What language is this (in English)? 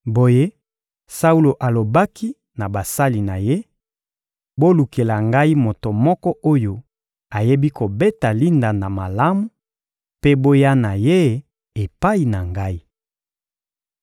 Lingala